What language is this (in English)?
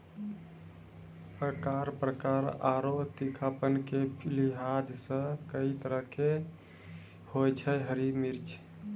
Maithili